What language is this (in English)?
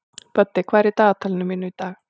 Icelandic